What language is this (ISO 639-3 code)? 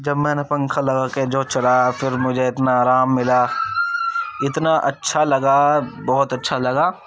urd